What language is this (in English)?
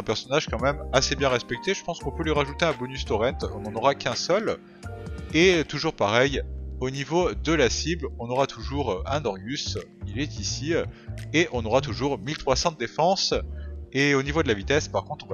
French